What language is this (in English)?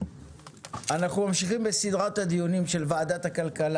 Hebrew